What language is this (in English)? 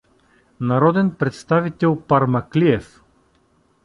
Bulgarian